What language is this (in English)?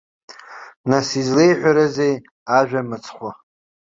Abkhazian